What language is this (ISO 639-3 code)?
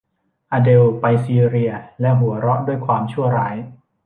tha